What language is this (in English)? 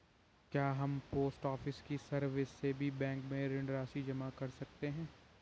Hindi